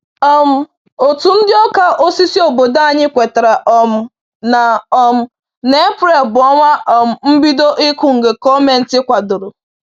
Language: Igbo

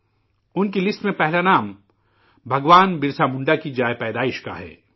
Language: Urdu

